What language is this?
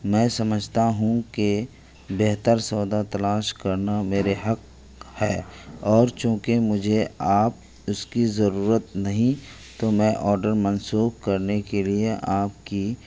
Urdu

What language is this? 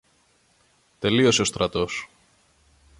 Greek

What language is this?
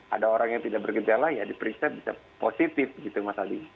Indonesian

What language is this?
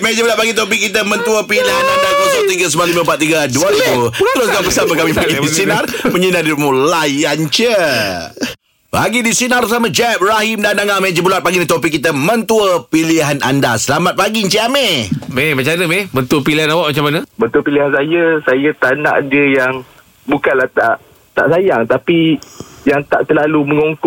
Malay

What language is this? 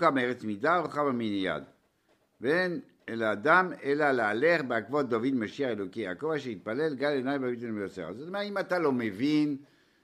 Hebrew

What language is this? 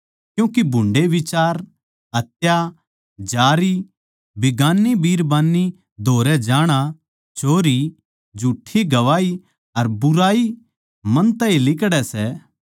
Haryanvi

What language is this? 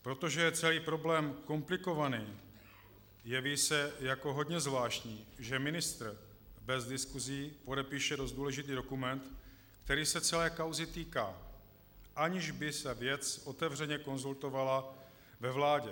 Czech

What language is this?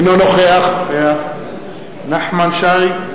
Hebrew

